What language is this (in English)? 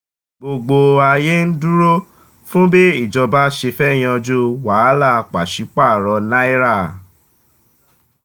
Yoruba